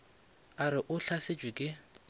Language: Northern Sotho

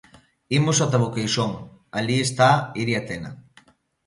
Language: Galician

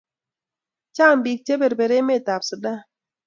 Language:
Kalenjin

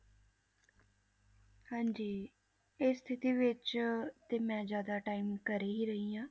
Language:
Punjabi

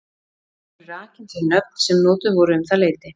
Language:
Icelandic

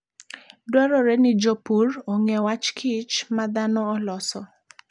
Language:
Luo (Kenya and Tanzania)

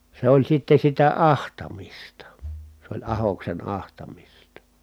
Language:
Finnish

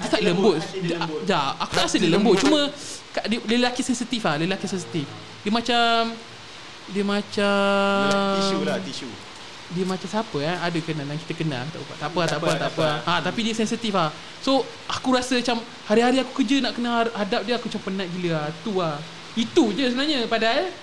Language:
Malay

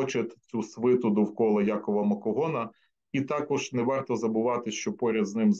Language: Ukrainian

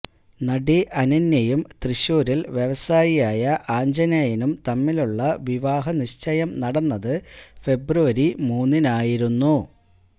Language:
Malayalam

